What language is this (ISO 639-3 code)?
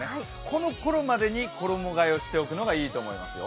jpn